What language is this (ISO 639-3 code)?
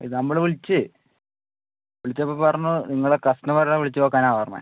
mal